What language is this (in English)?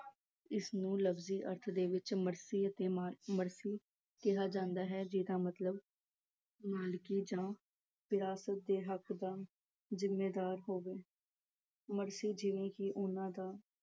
Punjabi